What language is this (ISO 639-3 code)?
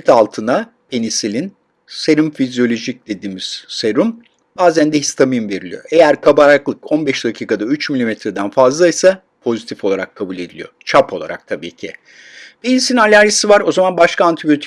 tur